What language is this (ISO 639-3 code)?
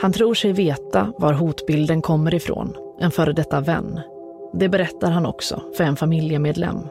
swe